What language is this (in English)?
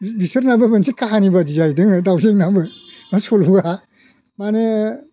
Bodo